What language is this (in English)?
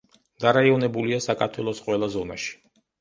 Georgian